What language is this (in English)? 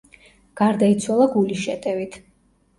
Georgian